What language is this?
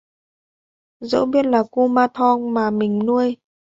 Vietnamese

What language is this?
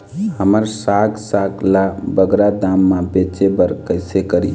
Chhattisgarhi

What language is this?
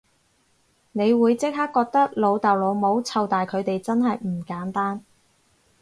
Cantonese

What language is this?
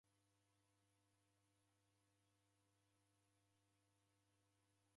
Taita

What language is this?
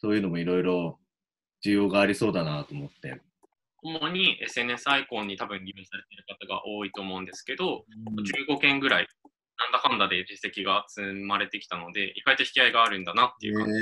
Japanese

